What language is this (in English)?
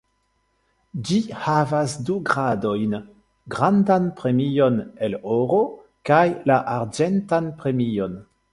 Esperanto